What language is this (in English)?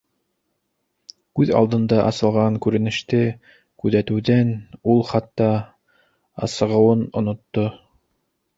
Bashkir